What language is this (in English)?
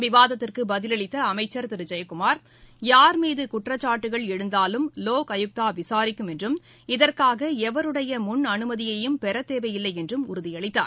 Tamil